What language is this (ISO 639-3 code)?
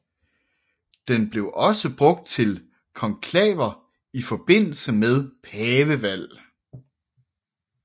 dan